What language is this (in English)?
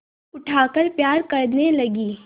Hindi